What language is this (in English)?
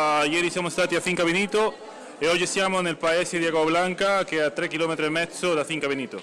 Italian